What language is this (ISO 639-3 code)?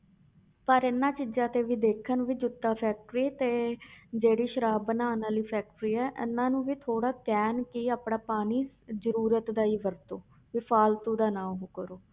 pan